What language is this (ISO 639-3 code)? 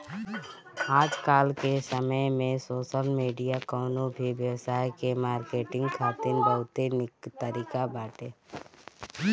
bho